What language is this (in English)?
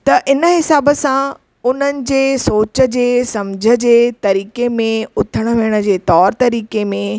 Sindhi